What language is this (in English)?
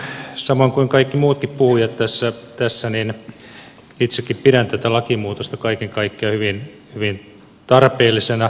Finnish